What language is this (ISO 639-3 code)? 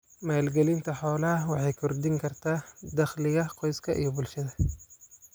som